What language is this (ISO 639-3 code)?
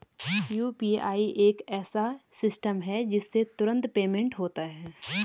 hin